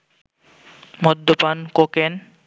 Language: Bangla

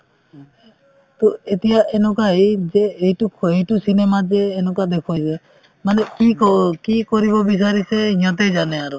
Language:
Assamese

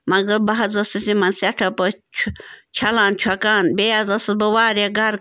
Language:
Kashmiri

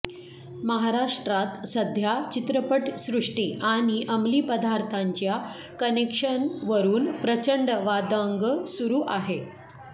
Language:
Marathi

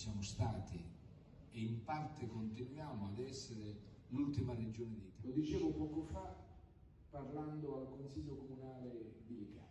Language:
Italian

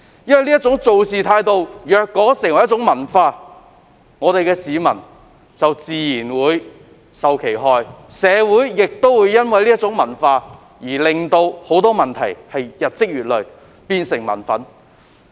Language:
Cantonese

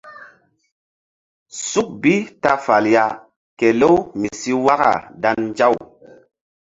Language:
Mbum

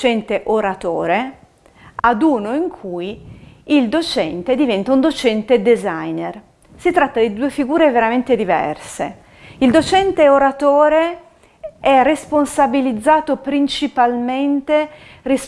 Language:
Italian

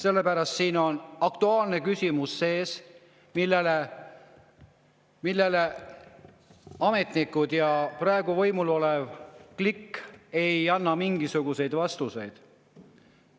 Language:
Estonian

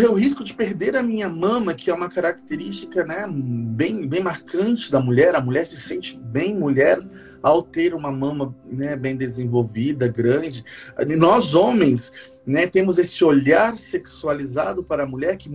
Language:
Portuguese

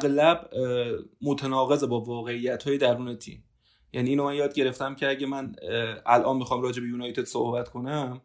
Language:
Persian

